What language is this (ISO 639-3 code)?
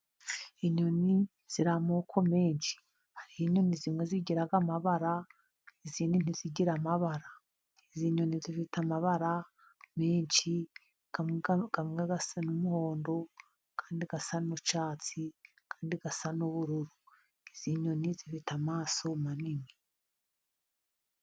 kin